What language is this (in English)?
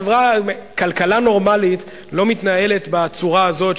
Hebrew